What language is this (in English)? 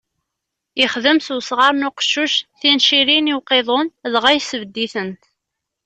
Kabyle